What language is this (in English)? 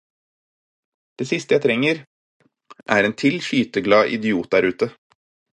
Norwegian Bokmål